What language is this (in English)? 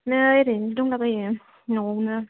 Bodo